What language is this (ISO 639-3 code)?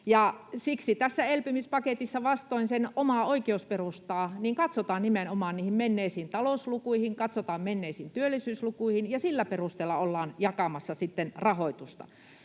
fin